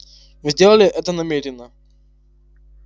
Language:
Russian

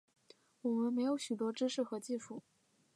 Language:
Chinese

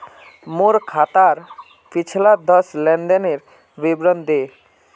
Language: Magahi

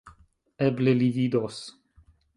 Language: Esperanto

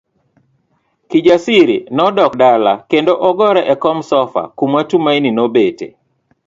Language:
Luo (Kenya and Tanzania)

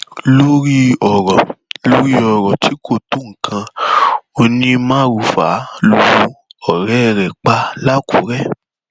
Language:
Yoruba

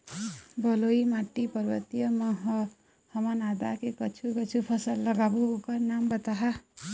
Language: Chhattisgarhi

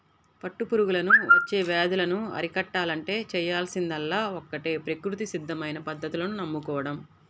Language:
Telugu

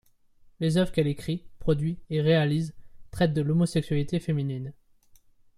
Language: French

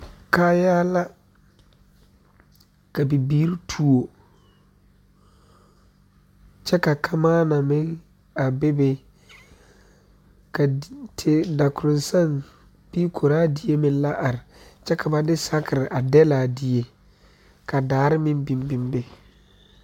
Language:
Southern Dagaare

